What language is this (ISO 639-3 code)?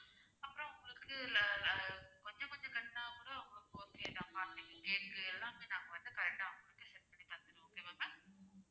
tam